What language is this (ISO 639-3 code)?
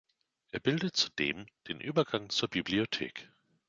deu